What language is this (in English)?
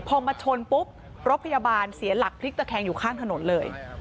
Thai